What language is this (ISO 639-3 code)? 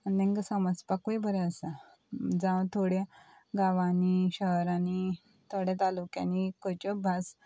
kok